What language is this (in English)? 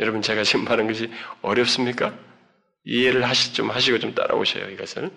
Korean